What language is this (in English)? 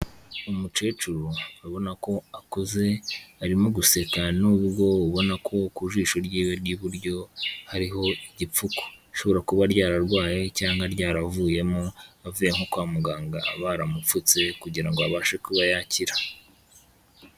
Kinyarwanda